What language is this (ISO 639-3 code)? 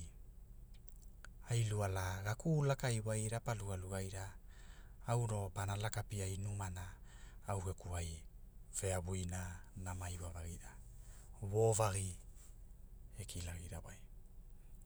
hul